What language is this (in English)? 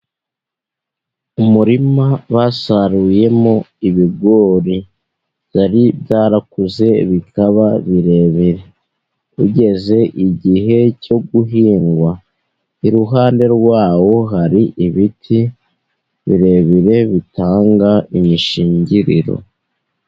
Kinyarwanda